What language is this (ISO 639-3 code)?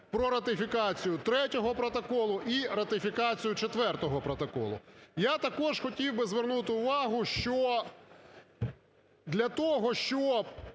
ukr